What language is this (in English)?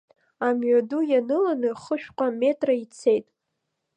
Abkhazian